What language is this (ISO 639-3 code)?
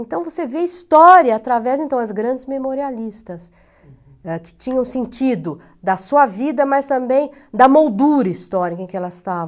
por